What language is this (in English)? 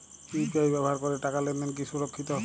Bangla